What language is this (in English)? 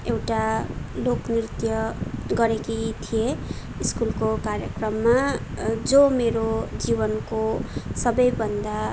Nepali